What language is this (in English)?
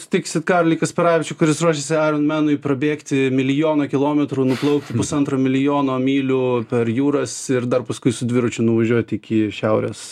Lithuanian